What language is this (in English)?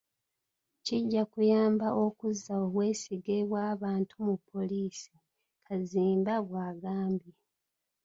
Ganda